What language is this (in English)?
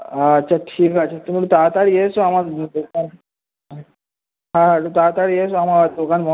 Bangla